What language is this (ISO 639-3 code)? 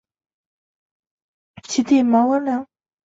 zho